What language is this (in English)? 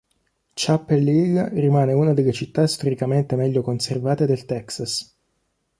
Italian